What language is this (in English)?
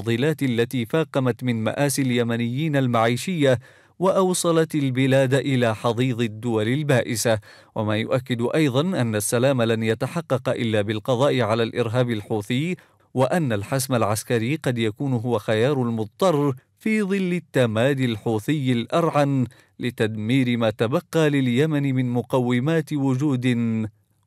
Arabic